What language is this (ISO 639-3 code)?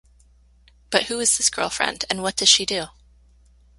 eng